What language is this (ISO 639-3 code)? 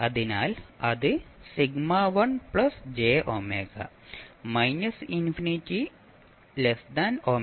mal